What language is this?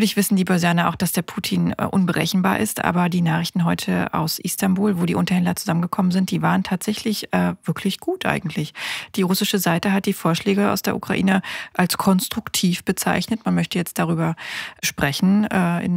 German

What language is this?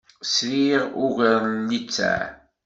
Kabyle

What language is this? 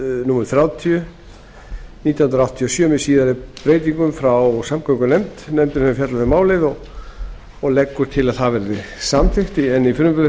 Icelandic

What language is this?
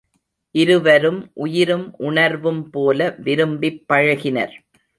Tamil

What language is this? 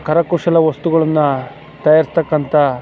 Kannada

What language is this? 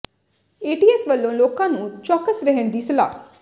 Punjabi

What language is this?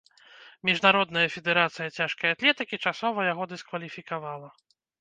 Belarusian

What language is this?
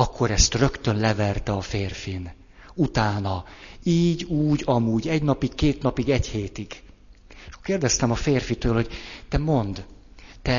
Hungarian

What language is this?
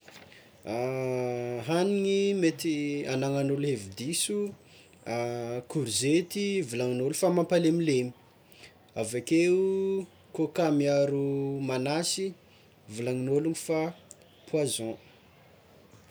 Tsimihety Malagasy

